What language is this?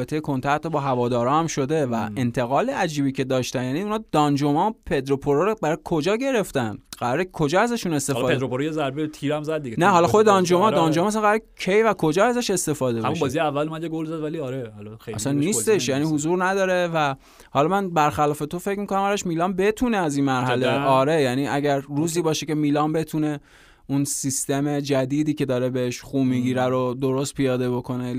Persian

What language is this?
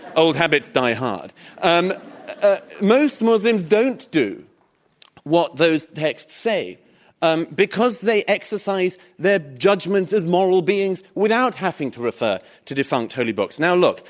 English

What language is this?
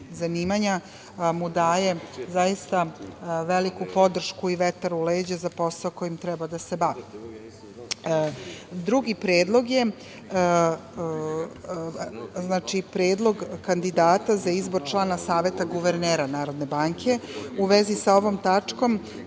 Serbian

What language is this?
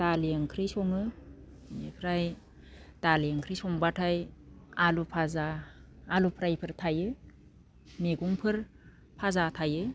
Bodo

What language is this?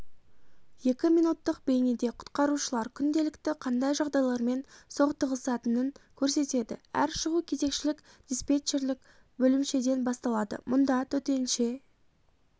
Kazakh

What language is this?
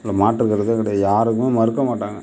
Tamil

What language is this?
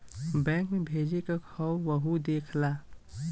Bhojpuri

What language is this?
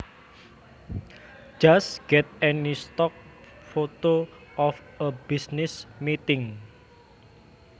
Javanese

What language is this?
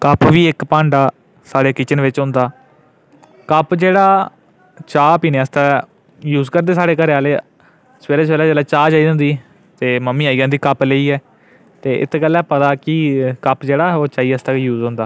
Dogri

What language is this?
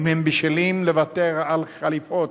Hebrew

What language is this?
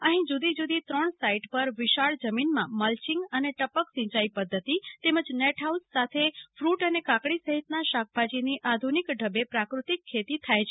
Gujarati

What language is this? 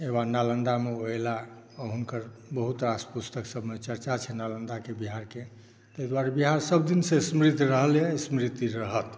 Maithili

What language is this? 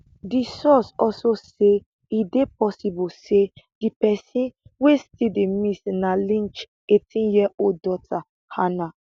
Nigerian Pidgin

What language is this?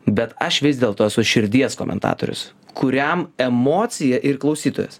Lithuanian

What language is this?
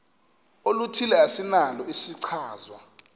Xhosa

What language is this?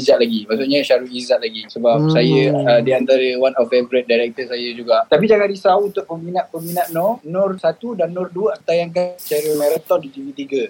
Malay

